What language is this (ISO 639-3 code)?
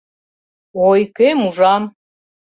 chm